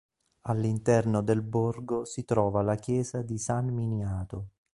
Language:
Italian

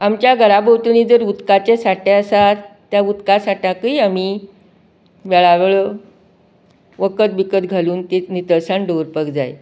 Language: Konkani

